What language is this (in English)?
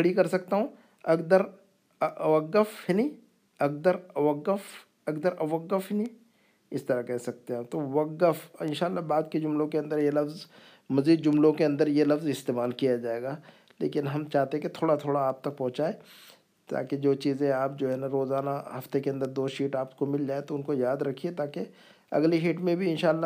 Urdu